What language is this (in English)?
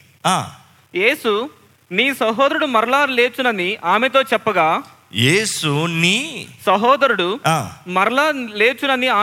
Telugu